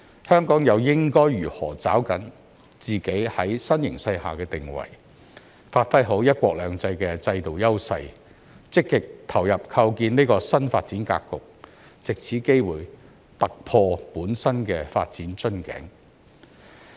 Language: Cantonese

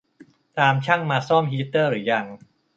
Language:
Thai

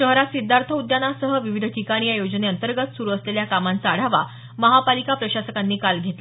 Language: Marathi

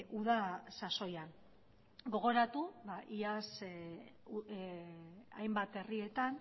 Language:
Basque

